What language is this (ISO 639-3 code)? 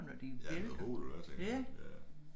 dan